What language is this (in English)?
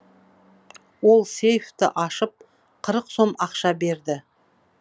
Kazakh